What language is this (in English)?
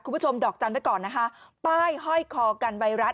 Thai